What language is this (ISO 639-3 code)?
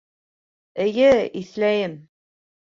bak